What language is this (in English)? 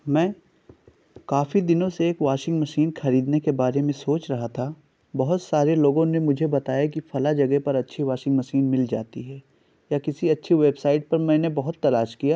Urdu